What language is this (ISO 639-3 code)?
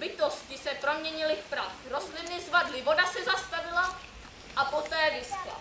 ces